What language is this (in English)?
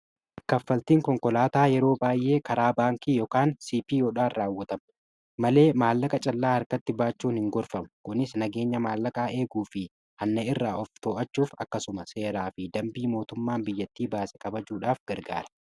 Oromo